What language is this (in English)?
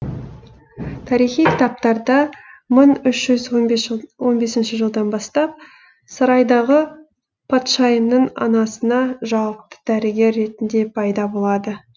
Kazakh